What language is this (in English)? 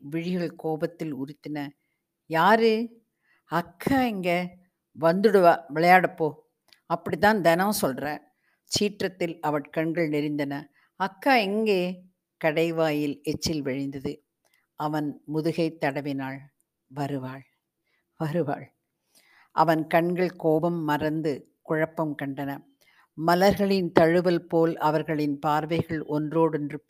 Tamil